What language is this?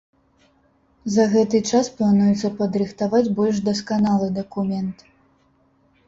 Belarusian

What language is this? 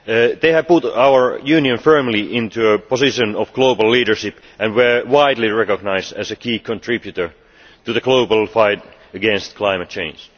English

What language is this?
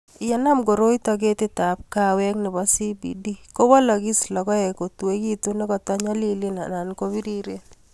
Kalenjin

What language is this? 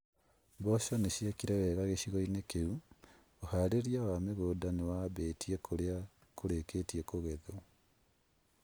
Kikuyu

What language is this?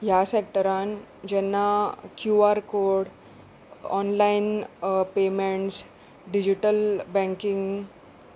Konkani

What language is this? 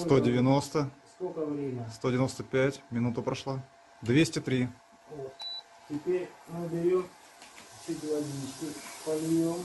Russian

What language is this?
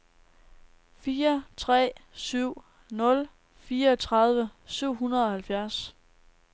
Danish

